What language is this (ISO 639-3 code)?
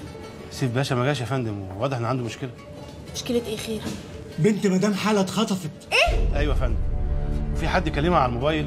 ara